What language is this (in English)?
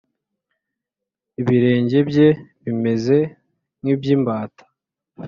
Kinyarwanda